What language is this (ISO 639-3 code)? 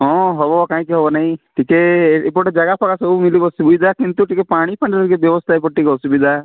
ori